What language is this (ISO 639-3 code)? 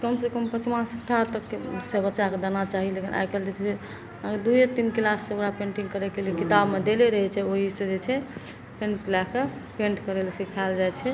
mai